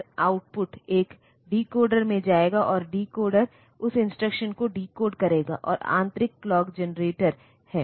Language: Hindi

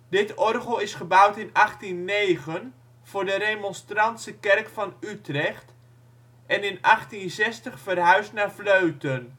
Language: Dutch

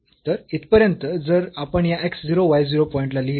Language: Marathi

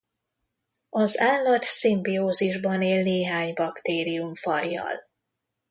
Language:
Hungarian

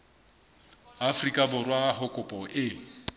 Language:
Southern Sotho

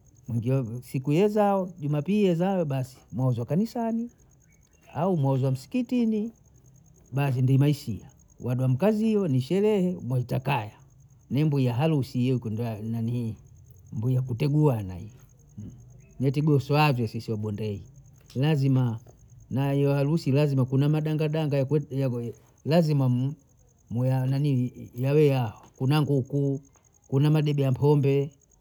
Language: Bondei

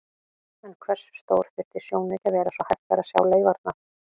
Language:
Icelandic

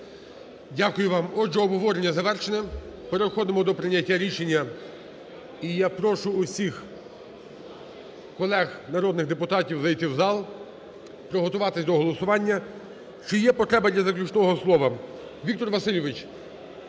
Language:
Ukrainian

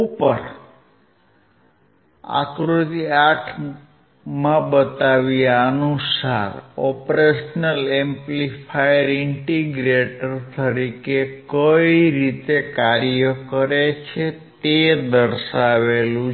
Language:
Gujarati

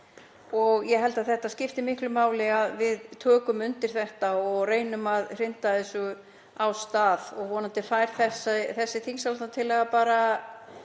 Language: Icelandic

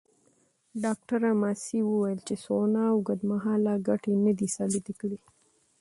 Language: Pashto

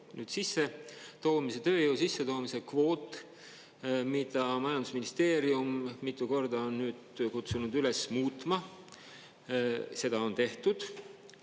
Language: Estonian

